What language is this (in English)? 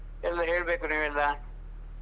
Kannada